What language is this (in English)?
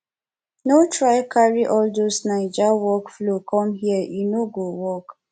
Nigerian Pidgin